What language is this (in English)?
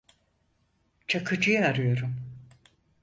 Turkish